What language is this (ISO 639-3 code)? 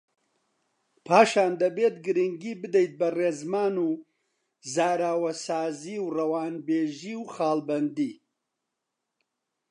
ckb